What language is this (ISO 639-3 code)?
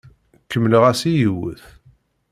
kab